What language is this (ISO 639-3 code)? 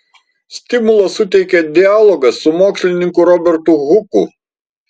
lit